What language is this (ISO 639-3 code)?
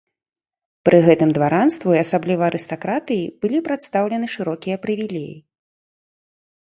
bel